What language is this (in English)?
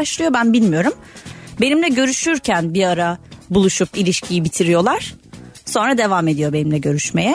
Turkish